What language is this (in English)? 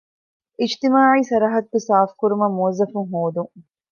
Divehi